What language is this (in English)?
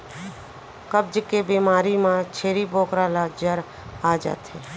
Chhattisgarhi